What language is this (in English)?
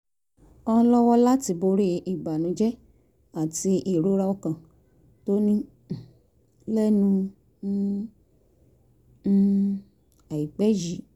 Yoruba